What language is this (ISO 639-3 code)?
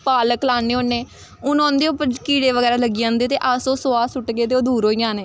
doi